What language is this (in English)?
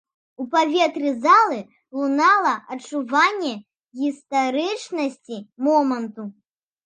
Belarusian